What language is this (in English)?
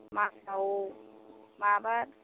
Bodo